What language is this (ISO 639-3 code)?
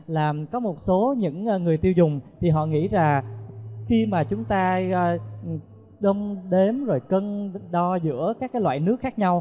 vie